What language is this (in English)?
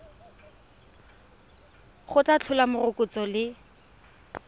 Tswana